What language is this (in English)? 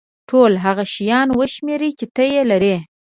Pashto